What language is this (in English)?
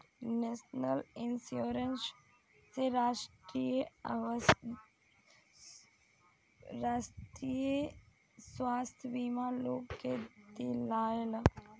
Bhojpuri